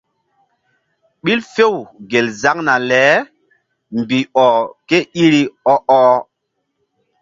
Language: Mbum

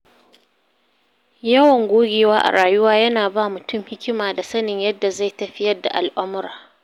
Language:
Hausa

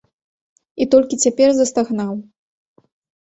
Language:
Belarusian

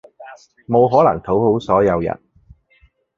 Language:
Cantonese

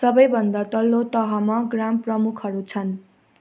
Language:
Nepali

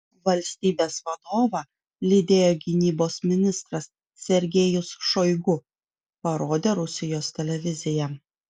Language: Lithuanian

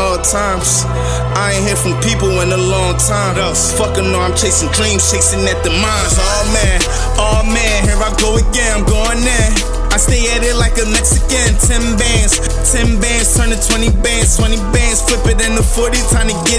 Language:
English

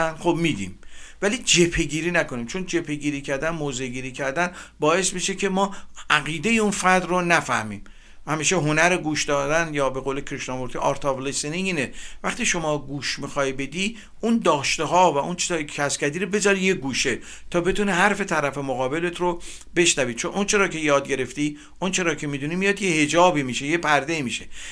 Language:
Persian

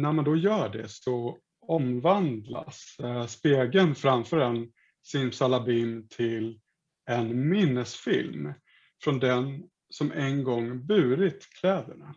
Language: Swedish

